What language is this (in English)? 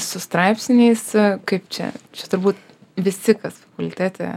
Lithuanian